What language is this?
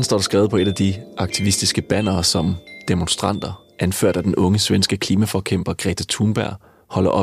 Danish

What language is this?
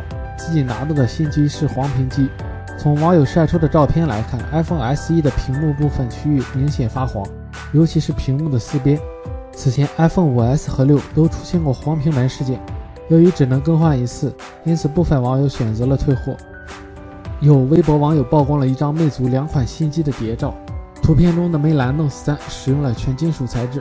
Chinese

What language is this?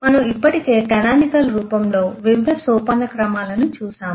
Telugu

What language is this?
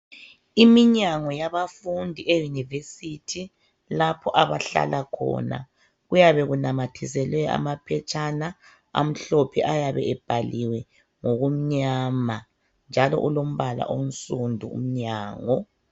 North Ndebele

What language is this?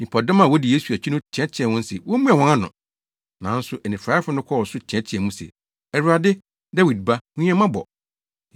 Akan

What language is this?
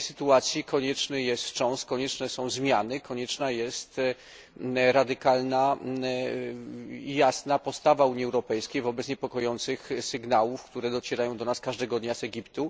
Polish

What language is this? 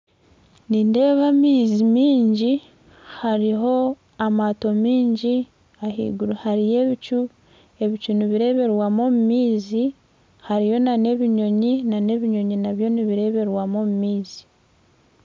Nyankole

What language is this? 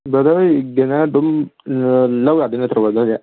Manipuri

